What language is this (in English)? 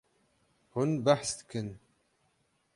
Kurdish